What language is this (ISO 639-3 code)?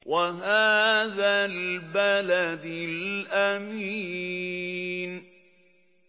ara